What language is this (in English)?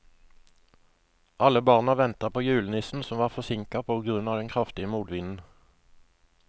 Norwegian